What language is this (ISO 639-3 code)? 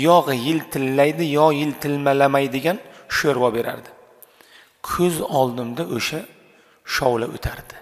tur